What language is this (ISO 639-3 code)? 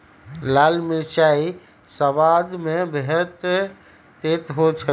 mag